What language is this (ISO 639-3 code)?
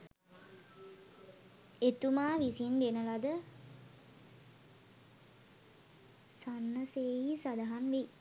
sin